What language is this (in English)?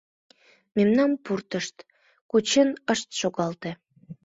Mari